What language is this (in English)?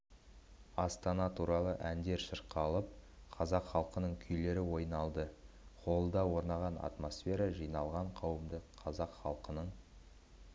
Kazakh